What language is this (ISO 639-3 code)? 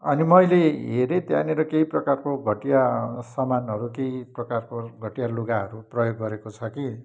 nep